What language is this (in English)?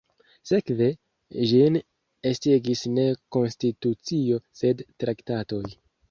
Esperanto